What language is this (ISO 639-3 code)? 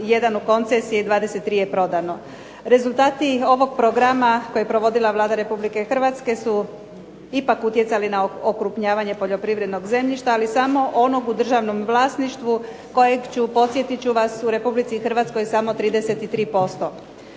hrv